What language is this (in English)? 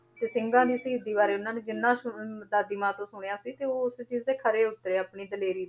Punjabi